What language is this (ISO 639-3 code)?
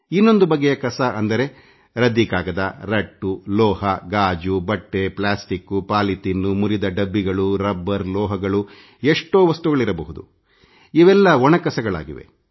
kan